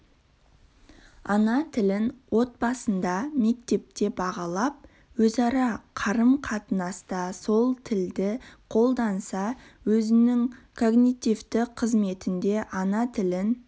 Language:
Kazakh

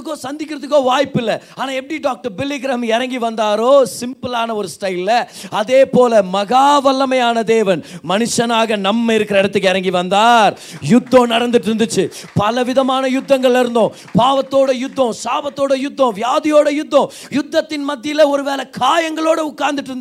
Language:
Tamil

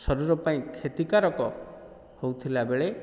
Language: Odia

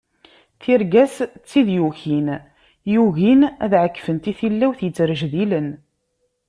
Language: Kabyle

